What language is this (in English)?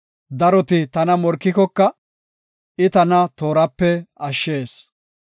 Gofa